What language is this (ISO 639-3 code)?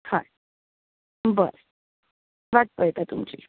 kok